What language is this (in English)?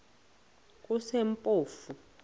Xhosa